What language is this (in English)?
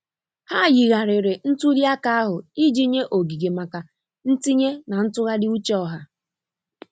Igbo